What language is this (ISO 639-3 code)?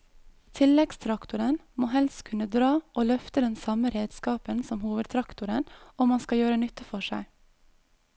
nor